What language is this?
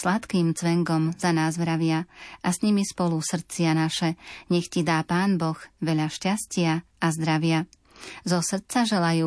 Slovak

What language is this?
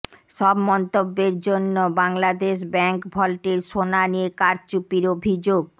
Bangla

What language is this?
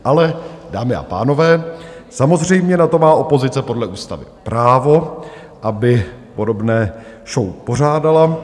Czech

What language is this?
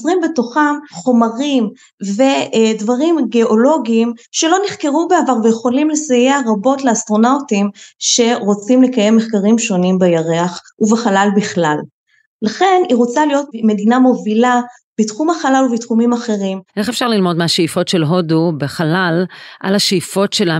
Hebrew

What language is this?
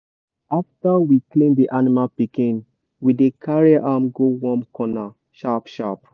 Nigerian Pidgin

